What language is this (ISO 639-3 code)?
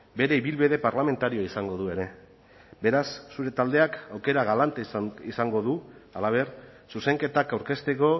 eus